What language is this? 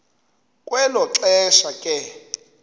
Xhosa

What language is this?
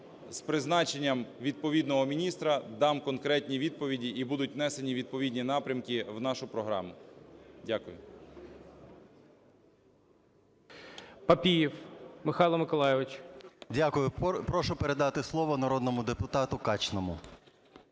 Ukrainian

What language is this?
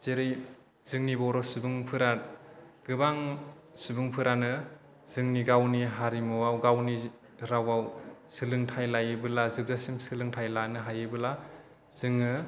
Bodo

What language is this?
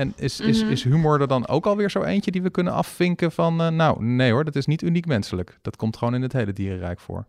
Dutch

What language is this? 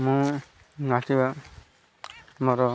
Odia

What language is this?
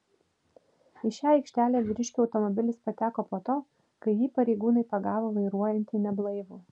Lithuanian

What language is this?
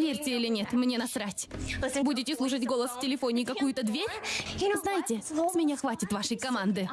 Russian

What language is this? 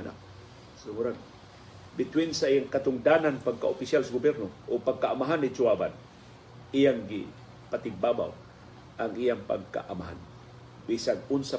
Filipino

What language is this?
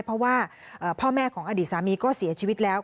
Thai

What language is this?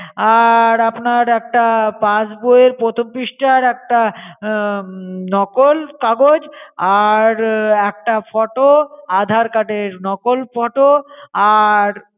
Bangla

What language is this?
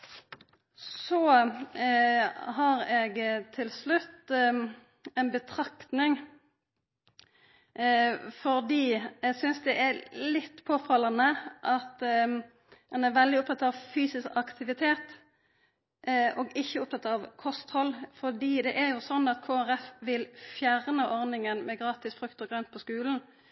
Norwegian Nynorsk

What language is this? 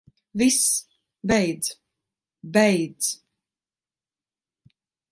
Latvian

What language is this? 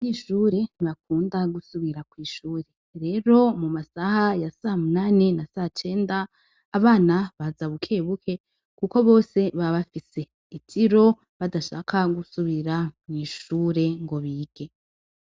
Rundi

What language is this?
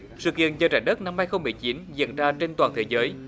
Vietnamese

